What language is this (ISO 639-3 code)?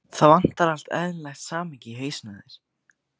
isl